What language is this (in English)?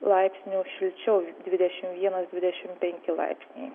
Lithuanian